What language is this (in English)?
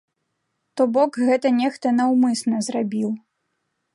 Belarusian